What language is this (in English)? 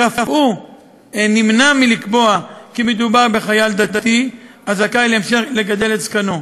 Hebrew